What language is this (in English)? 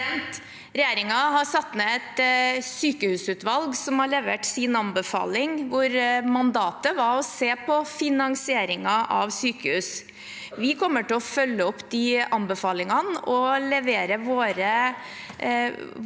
Norwegian